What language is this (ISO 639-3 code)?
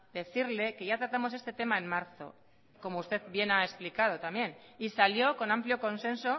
spa